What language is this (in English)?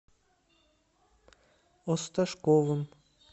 Russian